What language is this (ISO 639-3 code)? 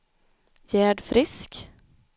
swe